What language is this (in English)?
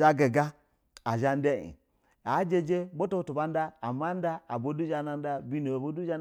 Basa (Nigeria)